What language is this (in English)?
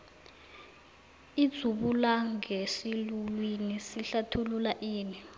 South Ndebele